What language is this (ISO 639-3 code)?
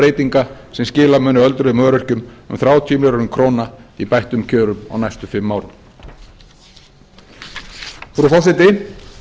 isl